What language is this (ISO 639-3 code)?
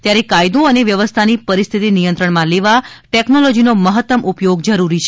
guj